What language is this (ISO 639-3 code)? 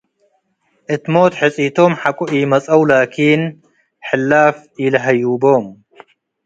tig